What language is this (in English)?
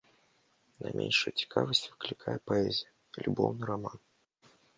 Belarusian